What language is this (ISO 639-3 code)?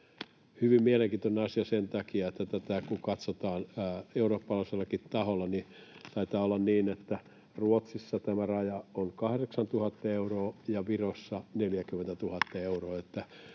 fin